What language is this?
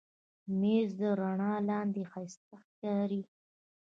Pashto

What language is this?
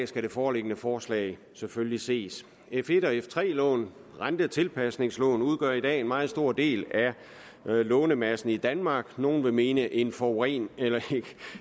Danish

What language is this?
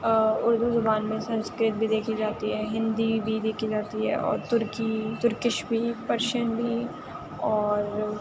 Urdu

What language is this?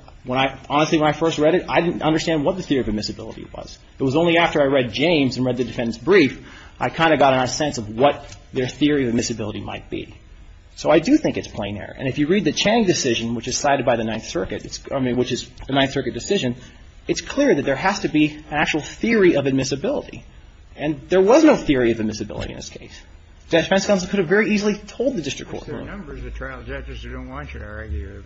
English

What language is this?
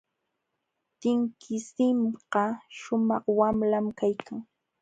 Jauja Wanca Quechua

